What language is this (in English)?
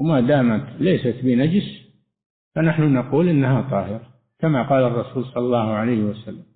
Arabic